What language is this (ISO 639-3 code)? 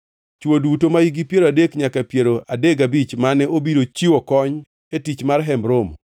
luo